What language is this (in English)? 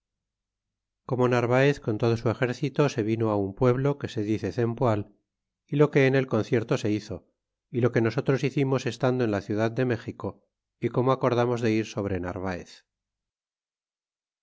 Spanish